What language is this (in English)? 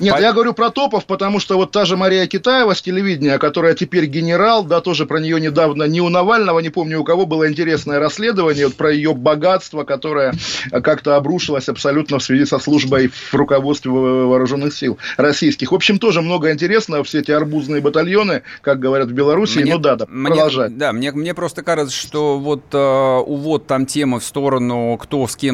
Russian